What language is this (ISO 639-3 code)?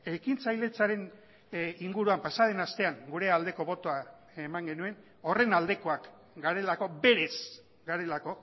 eus